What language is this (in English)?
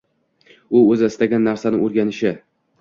Uzbek